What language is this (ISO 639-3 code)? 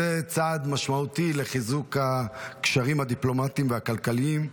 heb